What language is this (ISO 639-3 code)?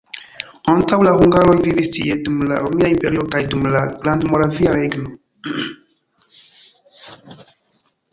epo